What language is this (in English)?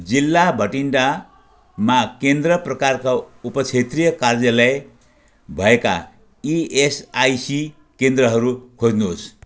Nepali